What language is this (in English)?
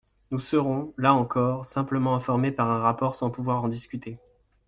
French